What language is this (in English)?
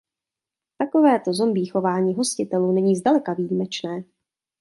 Czech